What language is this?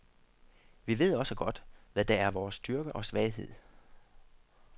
Danish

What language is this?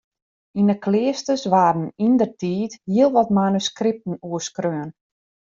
Western Frisian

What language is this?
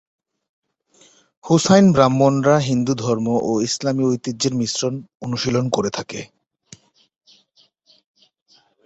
Bangla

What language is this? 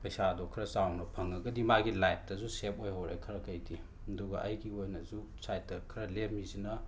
Manipuri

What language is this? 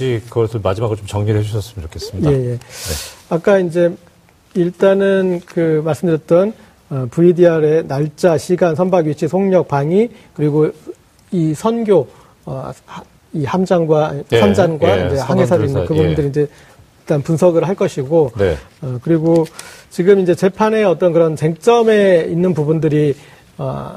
Korean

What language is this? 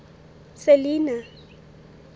Southern Sotho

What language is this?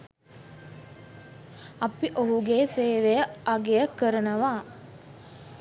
Sinhala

